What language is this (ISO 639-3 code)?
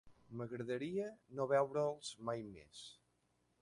cat